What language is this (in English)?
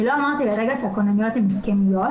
Hebrew